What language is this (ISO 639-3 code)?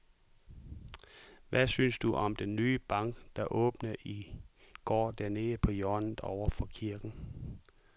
dan